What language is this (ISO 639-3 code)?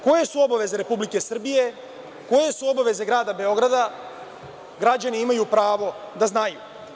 srp